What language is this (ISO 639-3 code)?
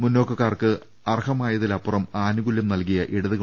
mal